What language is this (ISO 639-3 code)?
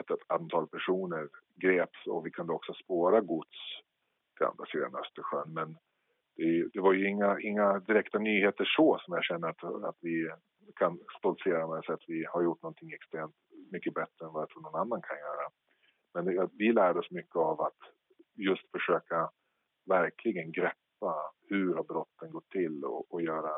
swe